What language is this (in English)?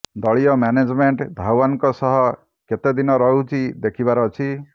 Odia